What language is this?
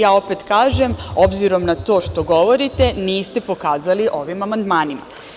Serbian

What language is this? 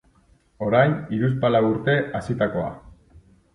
Basque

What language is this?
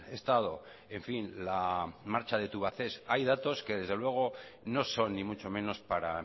Spanish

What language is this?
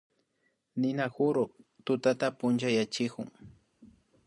Imbabura Highland Quichua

